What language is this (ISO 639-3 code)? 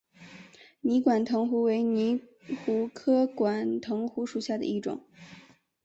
zho